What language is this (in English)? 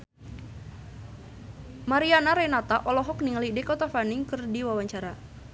Sundanese